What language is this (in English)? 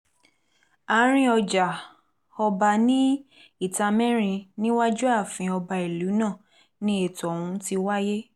Yoruba